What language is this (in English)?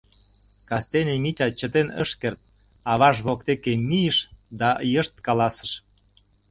Mari